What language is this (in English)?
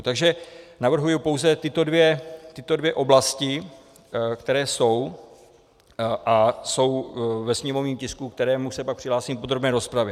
Czech